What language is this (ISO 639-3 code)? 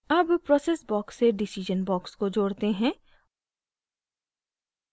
hin